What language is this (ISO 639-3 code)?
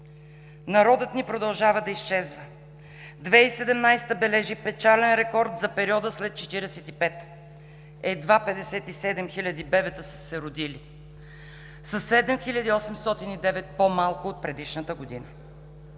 bul